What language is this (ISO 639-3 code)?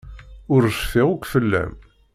kab